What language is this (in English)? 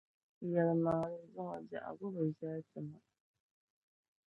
Dagbani